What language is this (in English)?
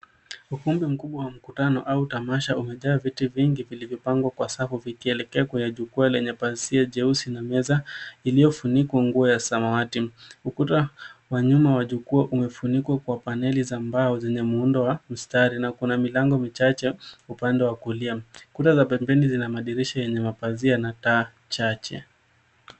Swahili